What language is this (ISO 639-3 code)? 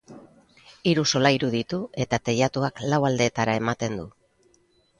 eus